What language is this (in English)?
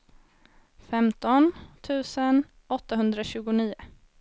Swedish